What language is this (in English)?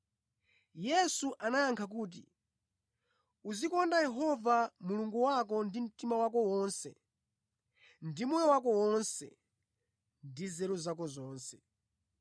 Nyanja